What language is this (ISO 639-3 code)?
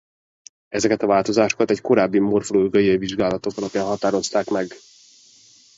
hun